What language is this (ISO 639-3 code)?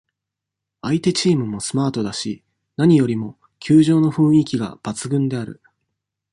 jpn